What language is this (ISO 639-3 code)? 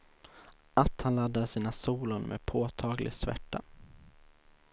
swe